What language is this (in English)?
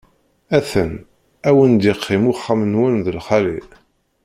Kabyle